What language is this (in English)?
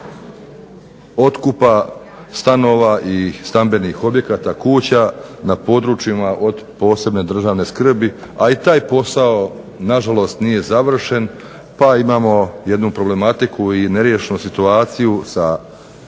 Croatian